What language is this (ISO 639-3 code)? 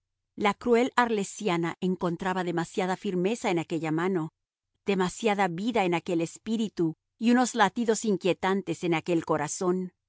spa